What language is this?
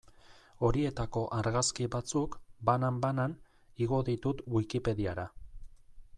Basque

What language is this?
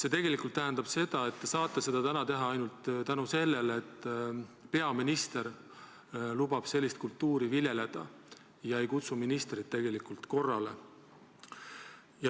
Estonian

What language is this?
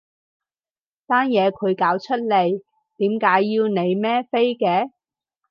Cantonese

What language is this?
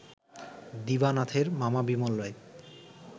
Bangla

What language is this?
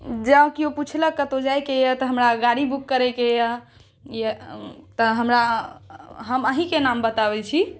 Maithili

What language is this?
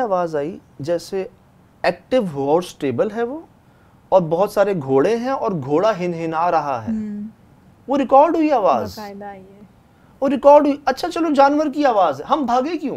Hindi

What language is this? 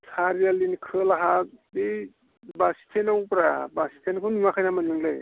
Bodo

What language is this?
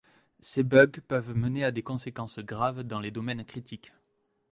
French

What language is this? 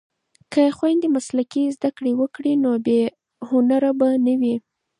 Pashto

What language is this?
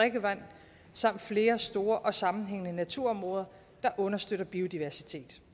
Danish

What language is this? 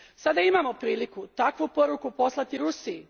Croatian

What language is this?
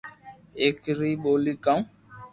Loarki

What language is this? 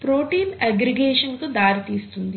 Telugu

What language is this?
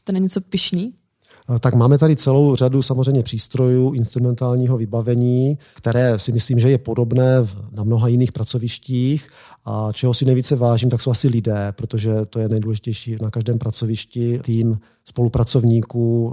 Czech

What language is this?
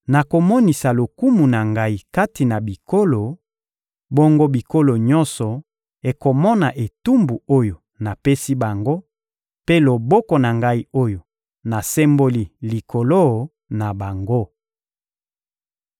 Lingala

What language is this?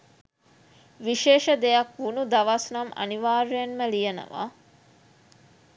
Sinhala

